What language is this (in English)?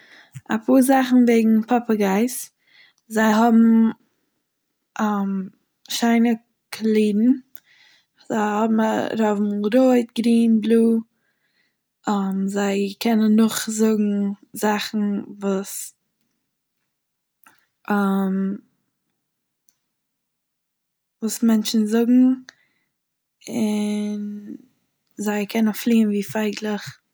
Yiddish